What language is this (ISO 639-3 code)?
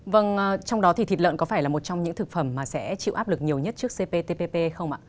vie